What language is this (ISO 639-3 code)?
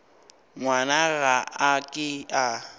nso